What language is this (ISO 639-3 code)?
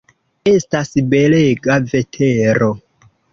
epo